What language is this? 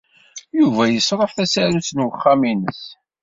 Kabyle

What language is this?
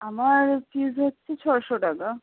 Bangla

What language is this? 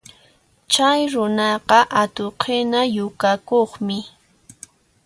Puno Quechua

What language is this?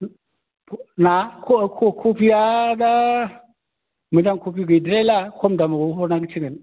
Bodo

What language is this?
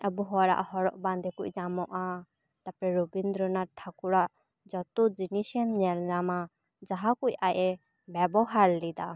Santali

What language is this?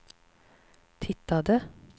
Swedish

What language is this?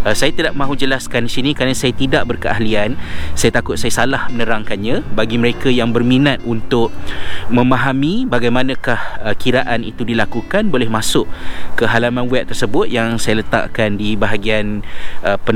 Malay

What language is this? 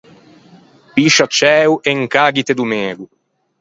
Ligurian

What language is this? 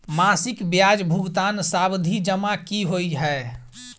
Maithili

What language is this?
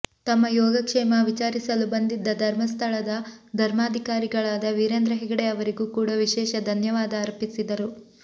Kannada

